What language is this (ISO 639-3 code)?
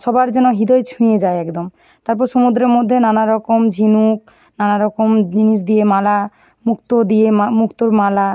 ben